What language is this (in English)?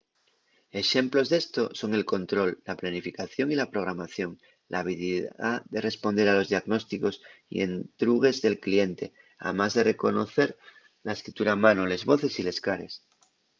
Asturian